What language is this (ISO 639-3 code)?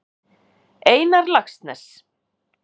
isl